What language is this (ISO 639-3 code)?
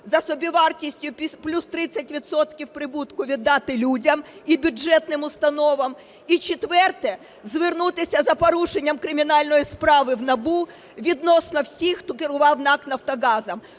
ukr